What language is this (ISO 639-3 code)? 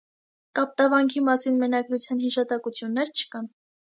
hye